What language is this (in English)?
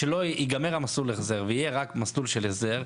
Hebrew